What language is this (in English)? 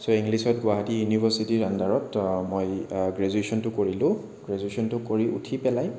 Assamese